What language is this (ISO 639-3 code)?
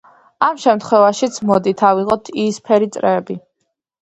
kat